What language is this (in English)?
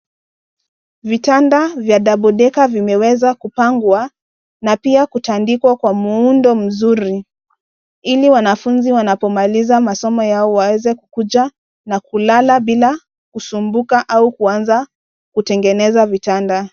Swahili